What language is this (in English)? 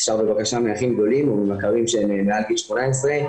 Hebrew